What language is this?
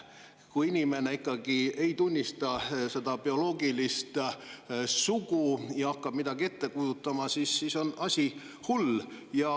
Estonian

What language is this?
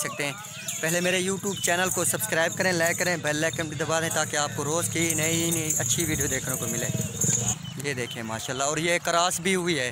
Hindi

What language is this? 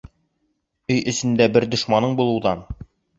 Bashkir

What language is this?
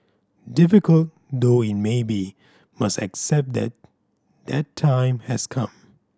English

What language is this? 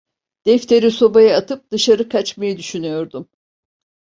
Turkish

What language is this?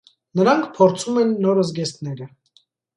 Armenian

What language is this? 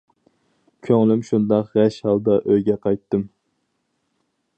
Uyghur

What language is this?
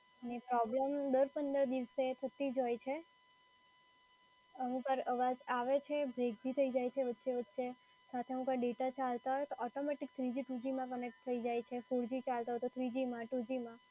Gujarati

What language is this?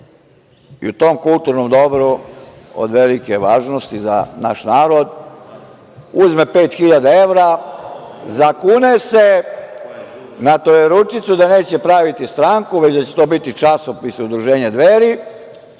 Serbian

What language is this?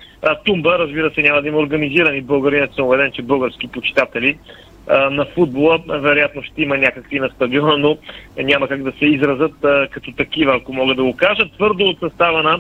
Bulgarian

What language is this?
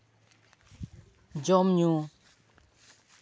Santali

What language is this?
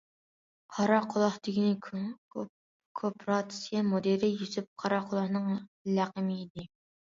Uyghur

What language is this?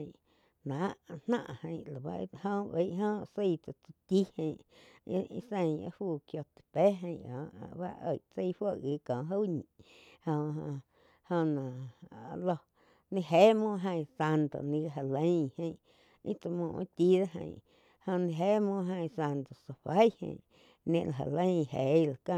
Quiotepec Chinantec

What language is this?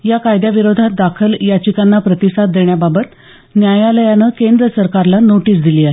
Marathi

